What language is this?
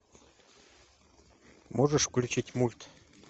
Russian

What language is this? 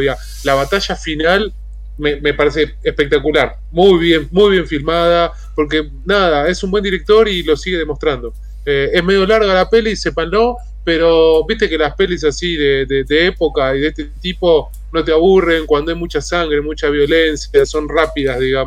Spanish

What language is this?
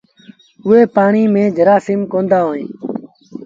Sindhi Bhil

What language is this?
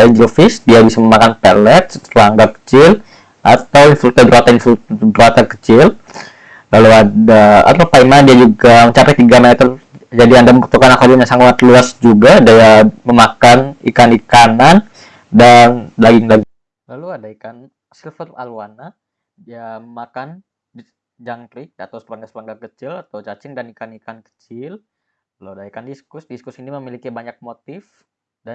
Indonesian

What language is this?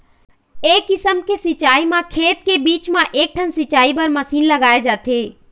Chhattisgarhi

